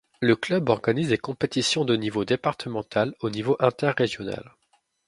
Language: French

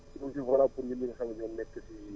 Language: Wolof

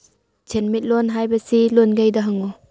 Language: Manipuri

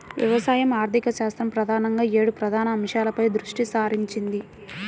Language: Telugu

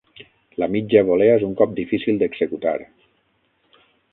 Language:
Catalan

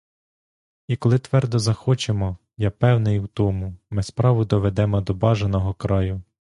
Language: Ukrainian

